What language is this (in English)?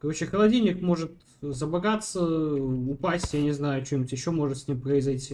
Russian